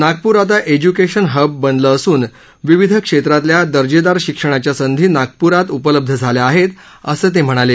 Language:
Marathi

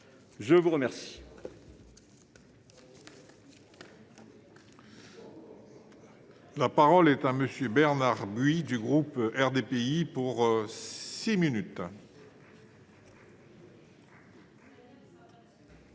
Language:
French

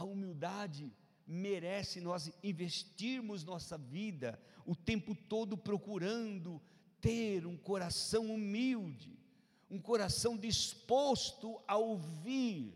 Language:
Portuguese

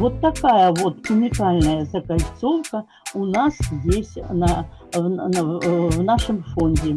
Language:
Russian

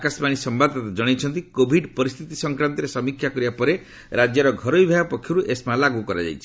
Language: Odia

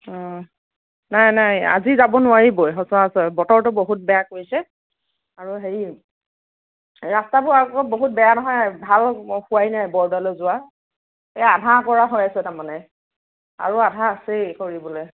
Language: Assamese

